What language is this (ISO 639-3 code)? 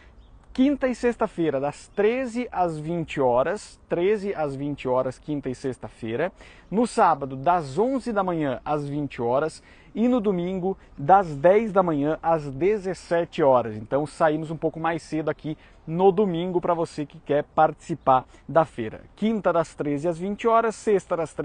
por